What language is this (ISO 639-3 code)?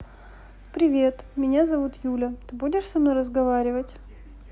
rus